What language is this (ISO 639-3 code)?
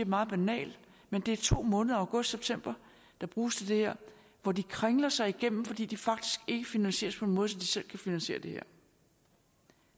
dan